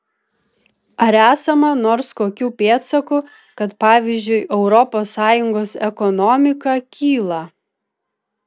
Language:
Lithuanian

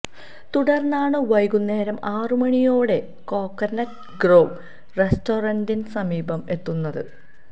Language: Malayalam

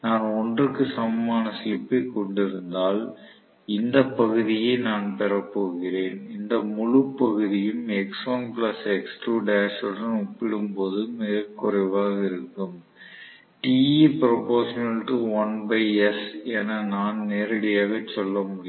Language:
Tamil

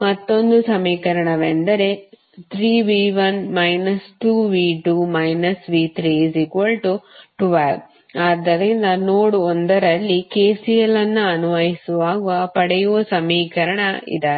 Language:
Kannada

